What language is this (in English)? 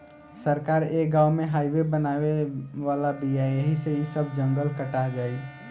Bhojpuri